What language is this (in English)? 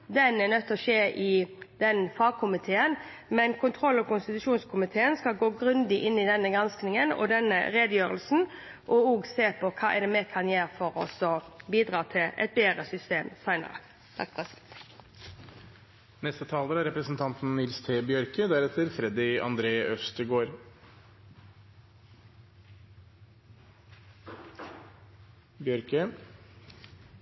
Norwegian